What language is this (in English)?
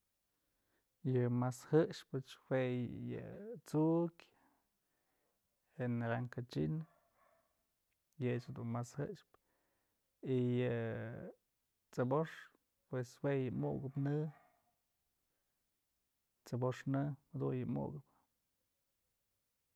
Mazatlán Mixe